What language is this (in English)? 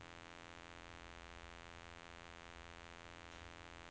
Norwegian